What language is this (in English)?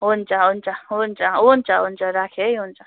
Nepali